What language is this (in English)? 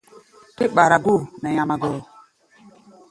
Gbaya